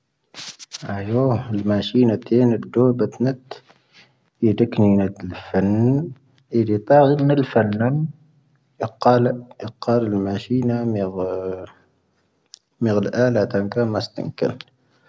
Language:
Tahaggart Tamahaq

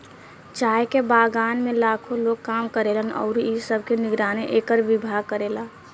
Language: Bhojpuri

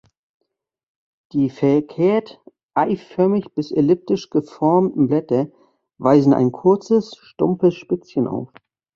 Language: German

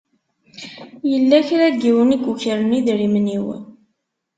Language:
Kabyle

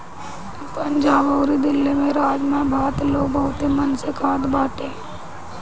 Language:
Bhojpuri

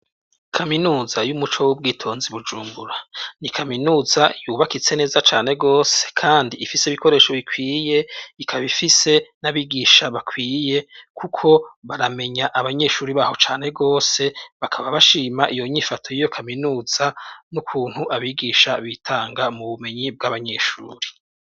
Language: Rundi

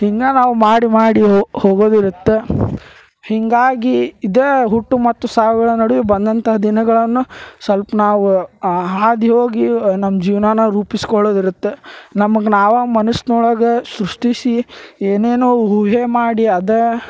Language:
Kannada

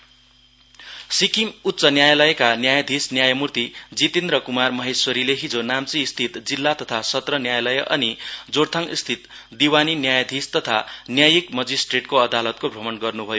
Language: Nepali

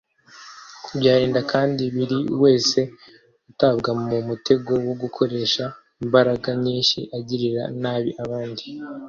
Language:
Kinyarwanda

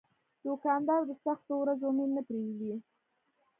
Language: Pashto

